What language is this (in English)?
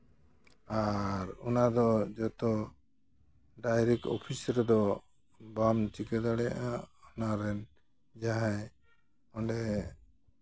Santali